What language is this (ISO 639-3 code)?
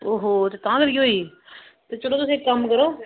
doi